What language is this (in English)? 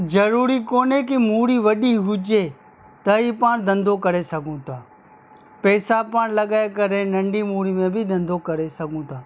Sindhi